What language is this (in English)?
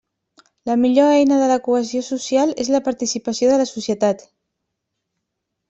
Catalan